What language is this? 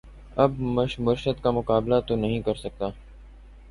Urdu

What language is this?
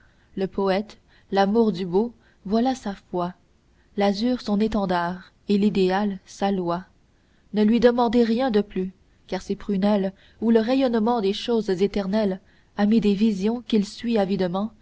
French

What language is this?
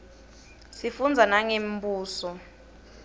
Swati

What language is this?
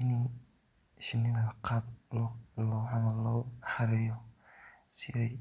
Somali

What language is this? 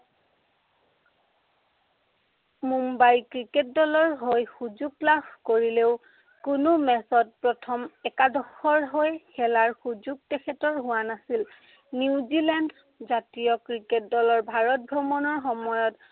Assamese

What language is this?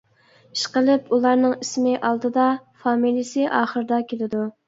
Uyghur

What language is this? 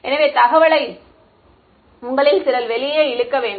Tamil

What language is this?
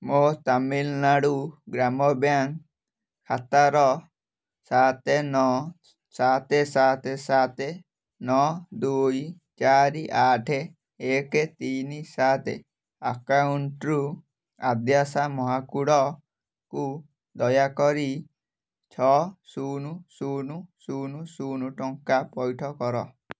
Odia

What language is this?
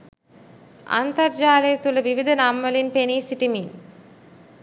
Sinhala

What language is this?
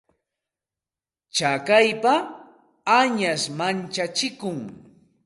Santa Ana de Tusi Pasco Quechua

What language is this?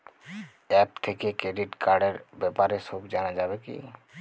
Bangla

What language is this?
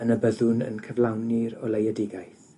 Welsh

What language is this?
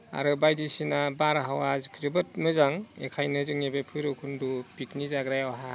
Bodo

